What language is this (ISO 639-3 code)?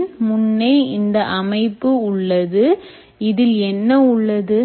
tam